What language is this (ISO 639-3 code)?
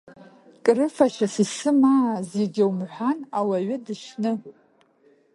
abk